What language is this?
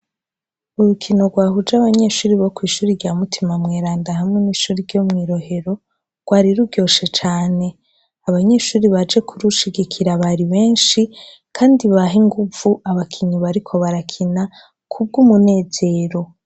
Rundi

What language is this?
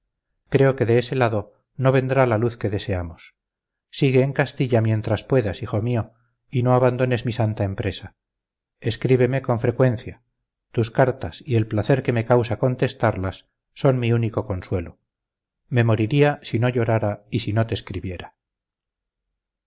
Spanish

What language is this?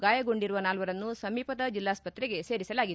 Kannada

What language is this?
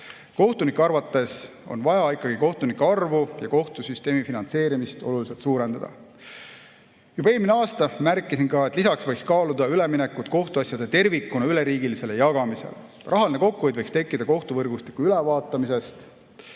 Estonian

